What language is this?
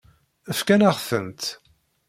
Kabyle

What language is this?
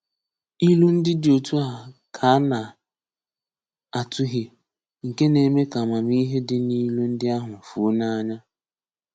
Igbo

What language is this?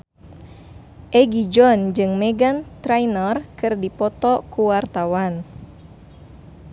Sundanese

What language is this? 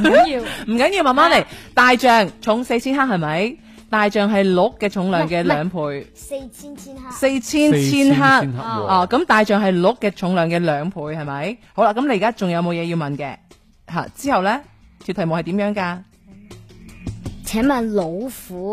Chinese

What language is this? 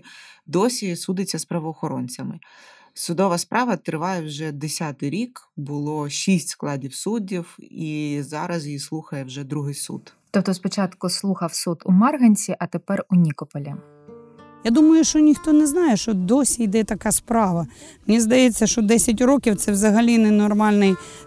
Ukrainian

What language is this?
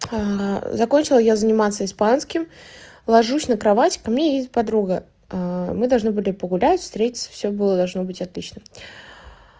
Russian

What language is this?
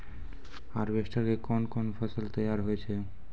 Maithili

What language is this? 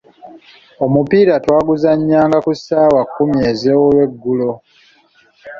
Ganda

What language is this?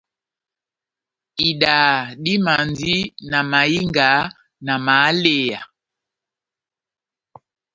Batanga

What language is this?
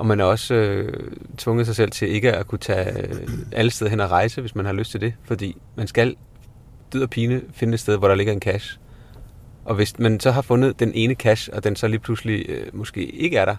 Danish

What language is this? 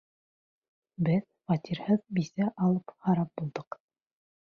Bashkir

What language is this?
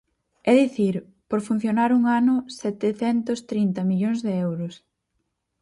Galician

